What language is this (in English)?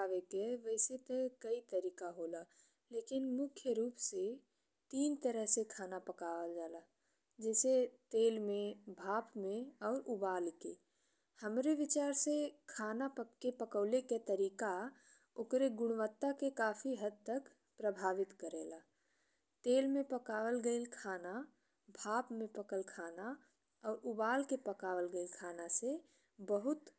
Bhojpuri